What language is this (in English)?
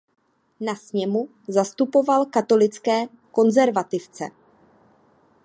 Czech